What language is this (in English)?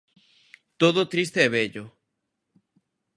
Galician